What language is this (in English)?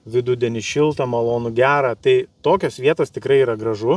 Lithuanian